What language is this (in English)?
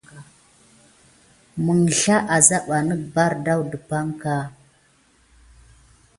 Gidar